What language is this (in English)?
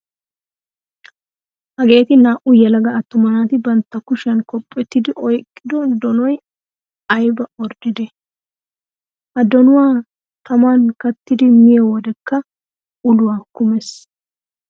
Wolaytta